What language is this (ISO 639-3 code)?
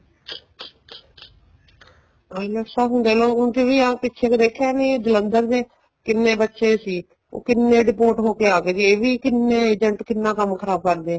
pan